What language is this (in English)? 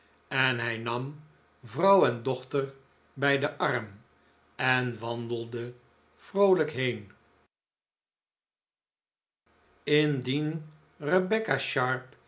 Dutch